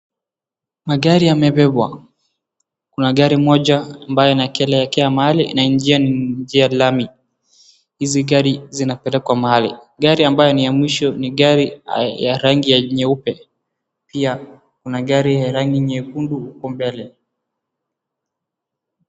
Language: Swahili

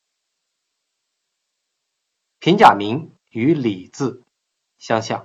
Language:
Chinese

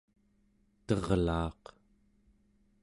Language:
Central Yupik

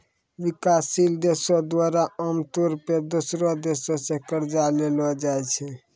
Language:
Maithili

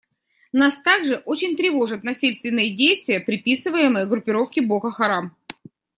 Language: Russian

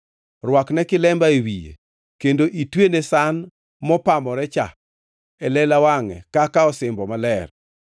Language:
Luo (Kenya and Tanzania)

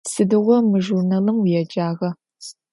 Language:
Adyghe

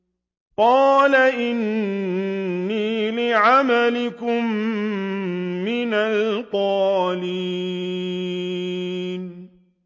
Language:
Arabic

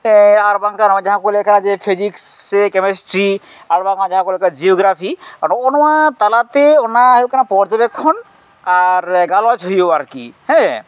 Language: Santali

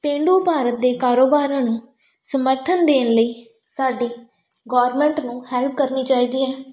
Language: Punjabi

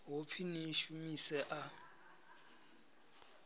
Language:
Venda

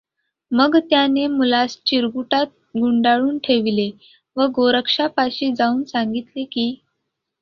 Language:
Marathi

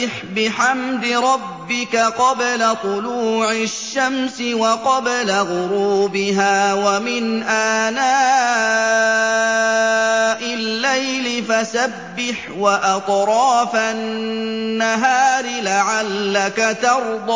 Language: Arabic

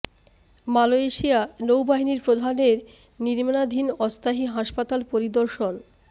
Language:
Bangla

